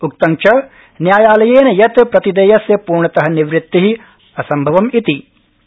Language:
Sanskrit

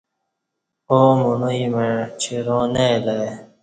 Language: Kati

